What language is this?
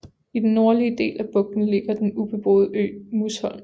Danish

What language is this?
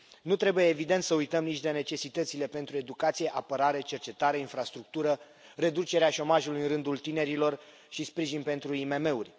Romanian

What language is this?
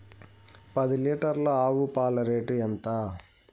Telugu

